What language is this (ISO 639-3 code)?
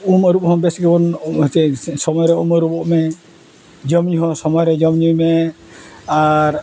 sat